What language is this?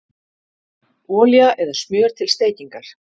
Icelandic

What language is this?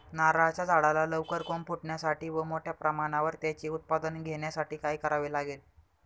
Marathi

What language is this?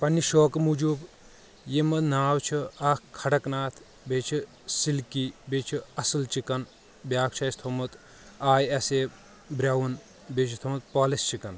Kashmiri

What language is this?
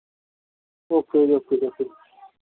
Punjabi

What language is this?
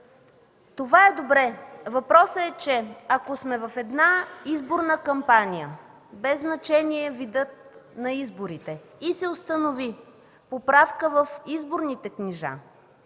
Bulgarian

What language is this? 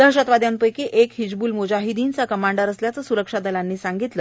Marathi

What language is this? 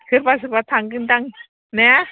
Bodo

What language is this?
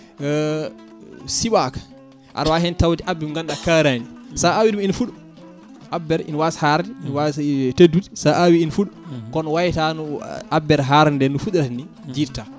Fula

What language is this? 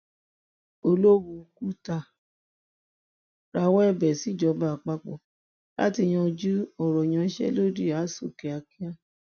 Yoruba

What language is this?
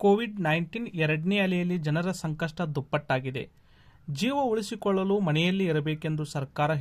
Hindi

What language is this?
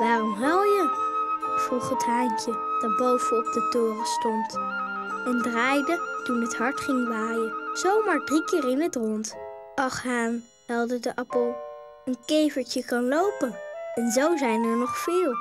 Dutch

